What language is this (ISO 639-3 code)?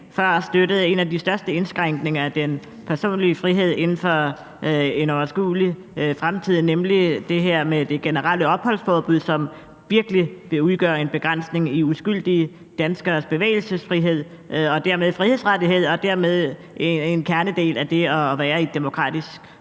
dan